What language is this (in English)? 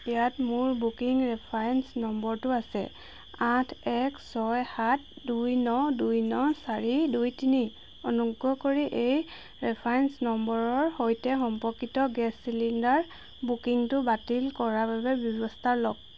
Assamese